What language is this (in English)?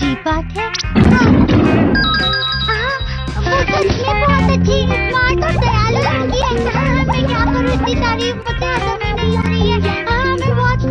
Hindi